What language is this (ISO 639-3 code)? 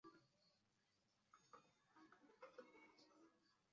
zho